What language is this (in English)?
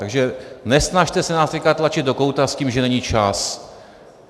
Czech